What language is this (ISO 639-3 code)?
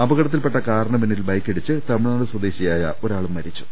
mal